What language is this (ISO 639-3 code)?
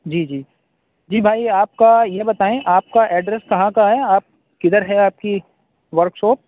urd